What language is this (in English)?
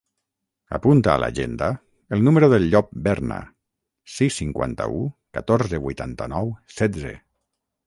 Catalan